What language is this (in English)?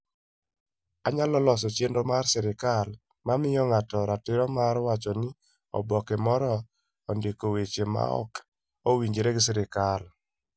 Luo (Kenya and Tanzania)